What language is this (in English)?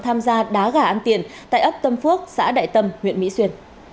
Vietnamese